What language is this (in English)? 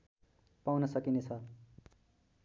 Nepali